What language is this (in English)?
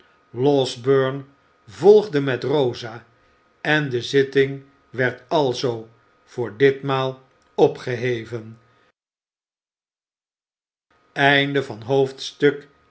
Dutch